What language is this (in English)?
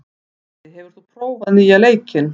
Icelandic